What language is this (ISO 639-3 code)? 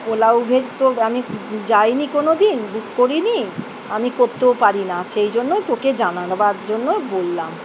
ben